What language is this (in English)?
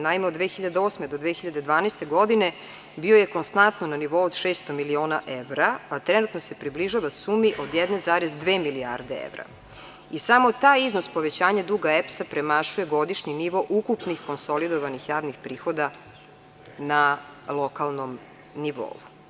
Serbian